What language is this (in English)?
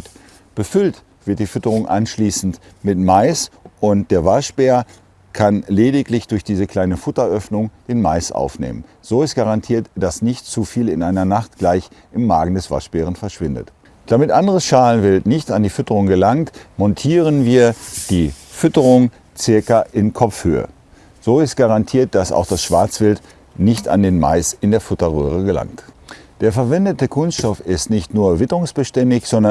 German